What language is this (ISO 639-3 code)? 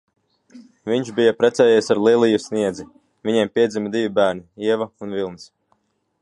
lav